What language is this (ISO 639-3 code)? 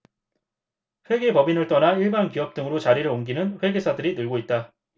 kor